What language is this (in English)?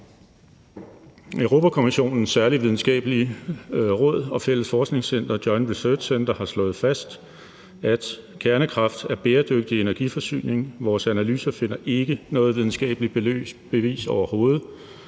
Danish